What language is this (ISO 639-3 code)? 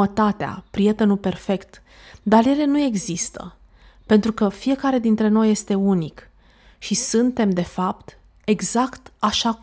ron